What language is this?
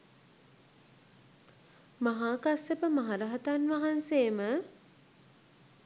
Sinhala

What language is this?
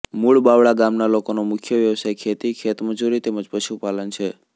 Gujarati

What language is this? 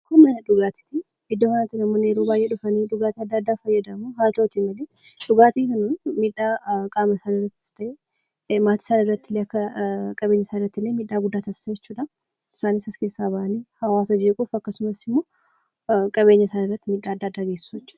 Oromo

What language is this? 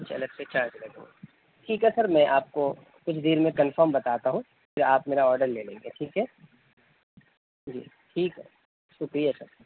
Urdu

